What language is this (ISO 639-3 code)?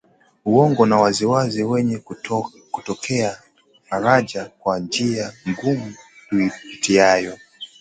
swa